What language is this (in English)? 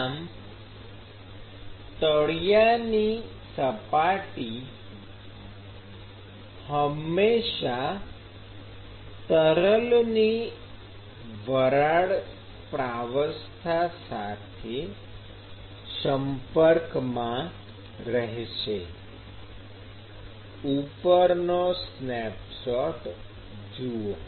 Gujarati